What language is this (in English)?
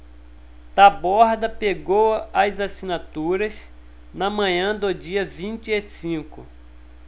Portuguese